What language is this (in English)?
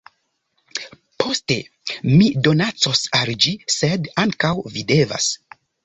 Esperanto